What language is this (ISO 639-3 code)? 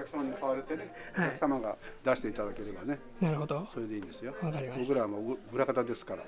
jpn